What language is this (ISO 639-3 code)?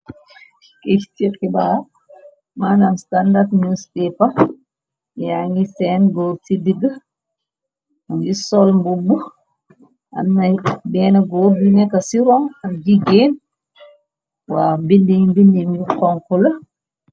wol